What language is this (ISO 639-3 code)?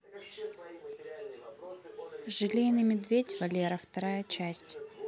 rus